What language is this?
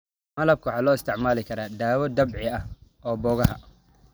Somali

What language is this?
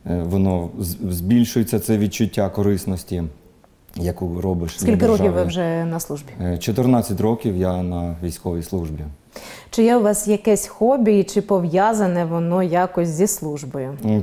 Ukrainian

